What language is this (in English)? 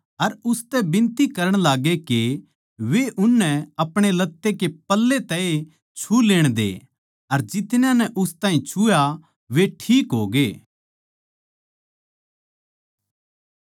Haryanvi